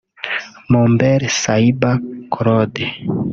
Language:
Kinyarwanda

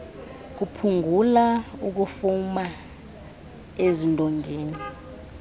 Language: Xhosa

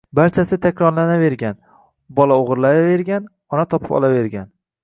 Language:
Uzbek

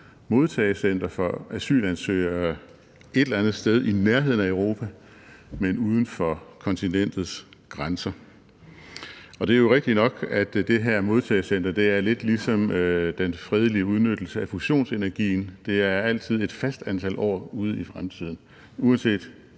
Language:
Danish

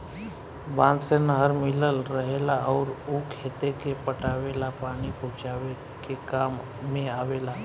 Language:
Bhojpuri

